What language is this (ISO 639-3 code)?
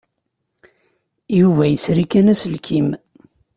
kab